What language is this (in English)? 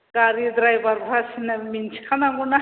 Bodo